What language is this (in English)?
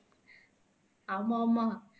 Tamil